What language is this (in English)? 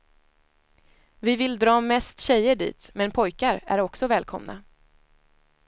Swedish